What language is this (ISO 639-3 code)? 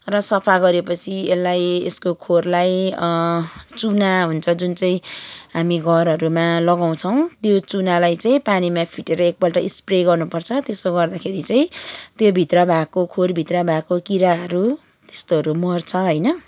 nep